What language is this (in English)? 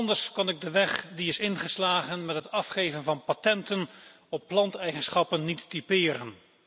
Dutch